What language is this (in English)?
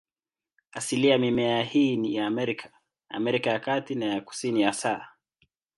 Swahili